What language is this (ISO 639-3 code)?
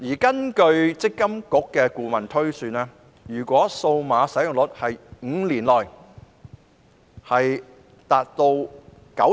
yue